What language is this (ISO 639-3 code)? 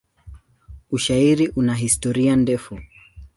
swa